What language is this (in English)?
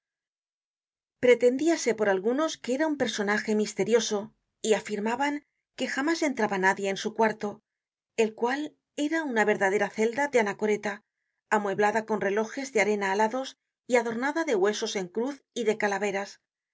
Spanish